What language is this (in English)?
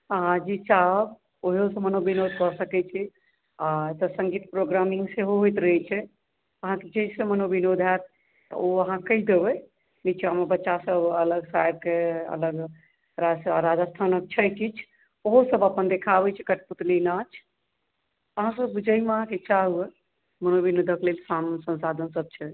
Maithili